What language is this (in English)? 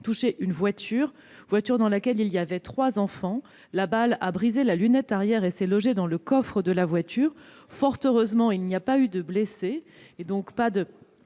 French